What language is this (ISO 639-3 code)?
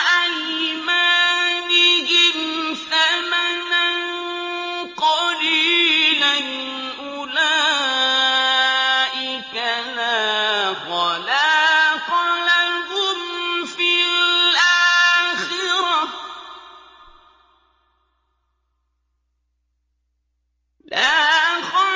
ara